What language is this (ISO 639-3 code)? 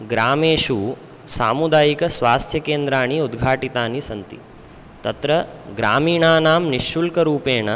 san